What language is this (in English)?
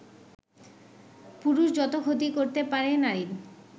Bangla